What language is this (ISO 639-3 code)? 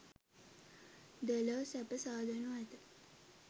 sin